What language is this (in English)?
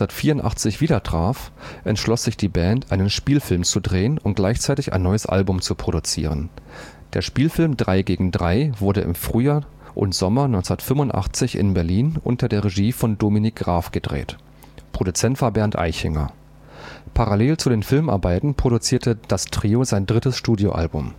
German